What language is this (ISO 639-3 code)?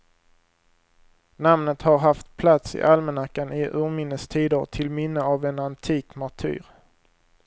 swe